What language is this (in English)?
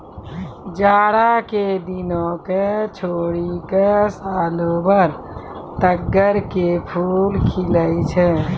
Maithili